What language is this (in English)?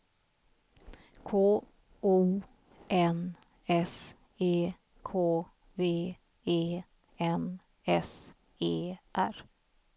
Swedish